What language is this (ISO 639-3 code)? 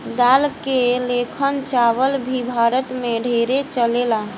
bho